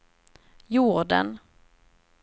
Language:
Swedish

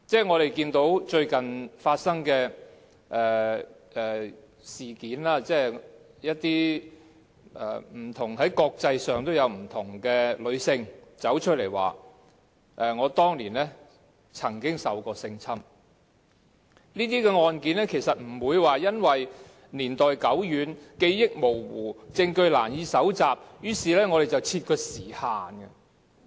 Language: Cantonese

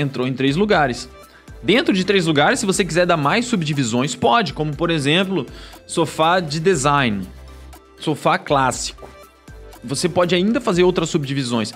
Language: Portuguese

